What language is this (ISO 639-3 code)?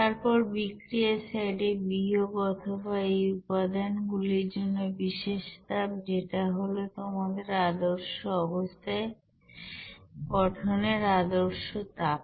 ben